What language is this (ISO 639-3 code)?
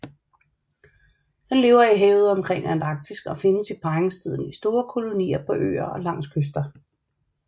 dan